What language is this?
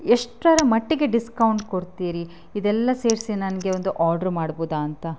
Kannada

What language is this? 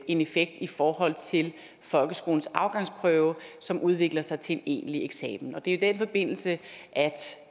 Danish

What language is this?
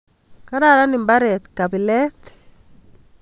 Kalenjin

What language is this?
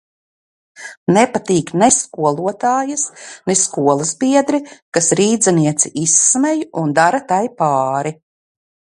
Latvian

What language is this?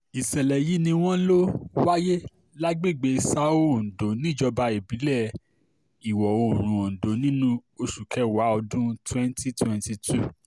Yoruba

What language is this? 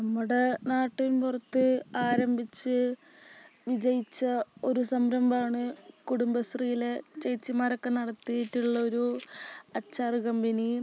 Malayalam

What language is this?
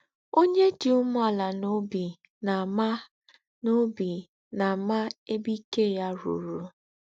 Igbo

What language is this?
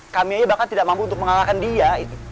Indonesian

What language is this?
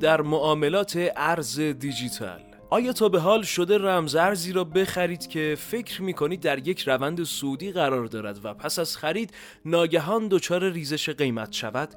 Persian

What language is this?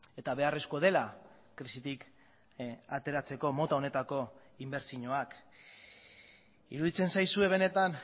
Basque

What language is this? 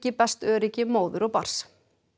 Icelandic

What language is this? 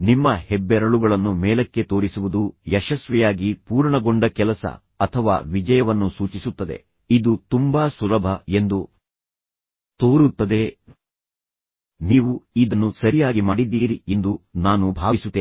Kannada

